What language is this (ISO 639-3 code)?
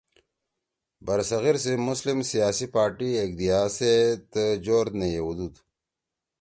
trw